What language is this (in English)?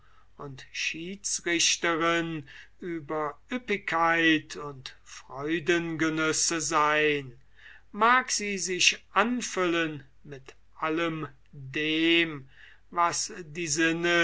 German